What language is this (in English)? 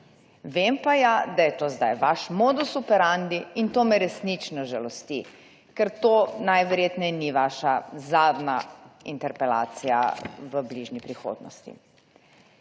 Slovenian